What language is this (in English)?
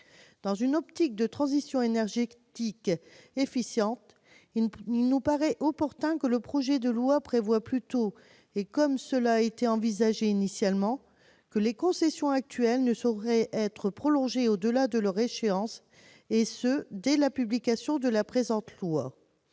French